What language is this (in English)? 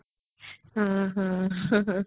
Odia